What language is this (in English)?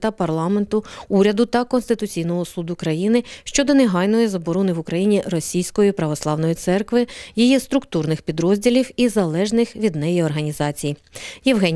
Ukrainian